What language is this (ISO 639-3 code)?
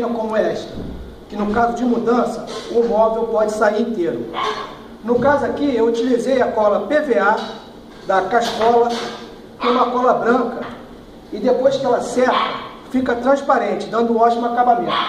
por